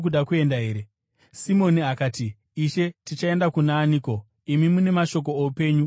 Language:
Shona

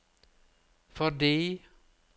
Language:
Norwegian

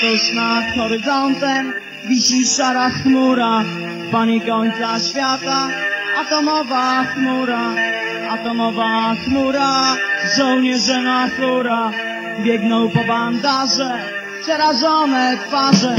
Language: Polish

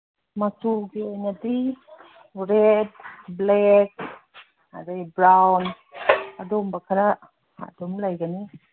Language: Manipuri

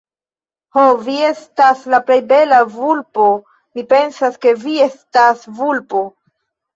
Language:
Esperanto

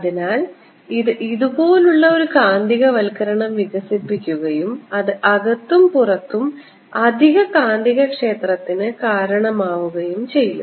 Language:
Malayalam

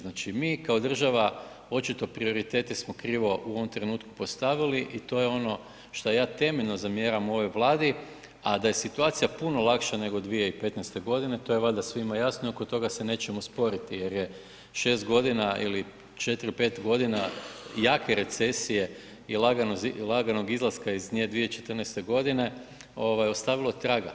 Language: Croatian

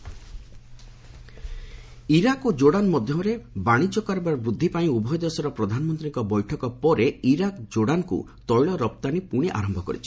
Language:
Odia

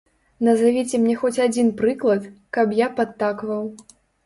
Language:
Belarusian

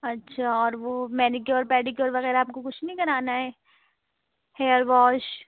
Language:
Urdu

